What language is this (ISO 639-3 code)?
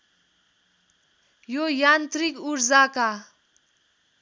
nep